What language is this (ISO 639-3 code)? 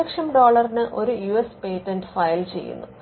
mal